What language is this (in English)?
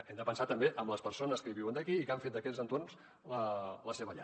Catalan